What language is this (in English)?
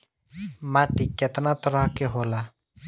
Bhojpuri